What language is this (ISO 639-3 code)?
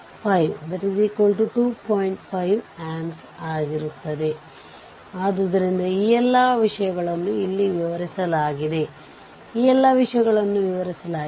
kan